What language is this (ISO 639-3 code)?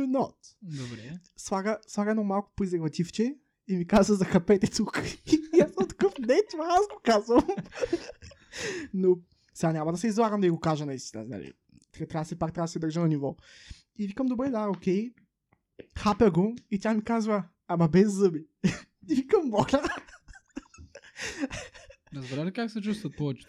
bul